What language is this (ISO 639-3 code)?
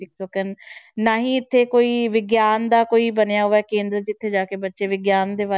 pan